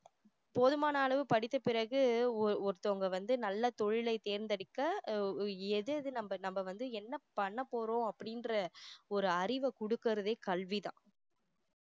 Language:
Tamil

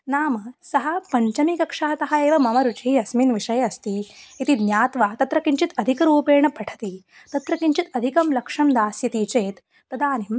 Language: Sanskrit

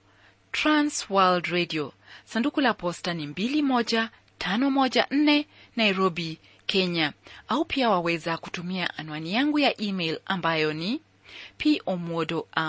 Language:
Swahili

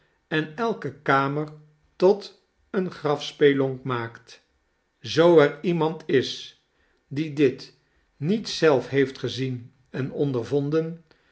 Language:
Dutch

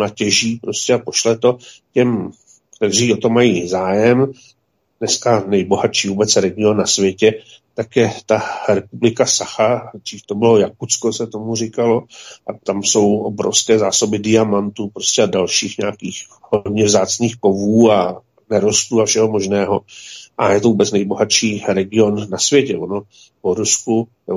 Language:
Czech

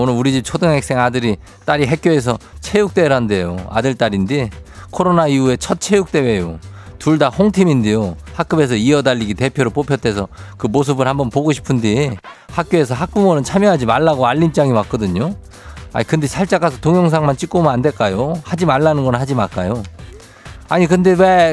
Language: Korean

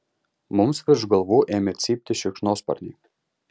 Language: Lithuanian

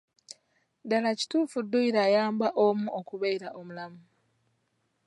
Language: Ganda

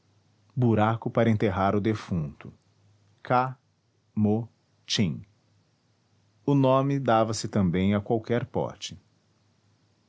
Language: Portuguese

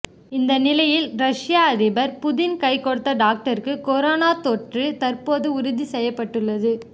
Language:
Tamil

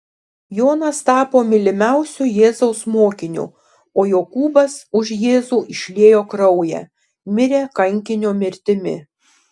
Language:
Lithuanian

